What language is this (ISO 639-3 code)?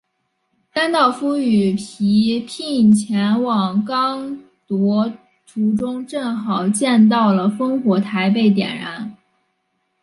zho